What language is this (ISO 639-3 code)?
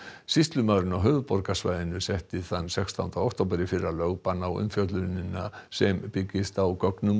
isl